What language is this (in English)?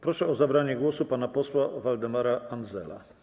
Polish